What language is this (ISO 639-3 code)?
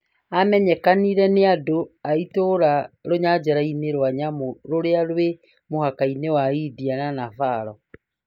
kik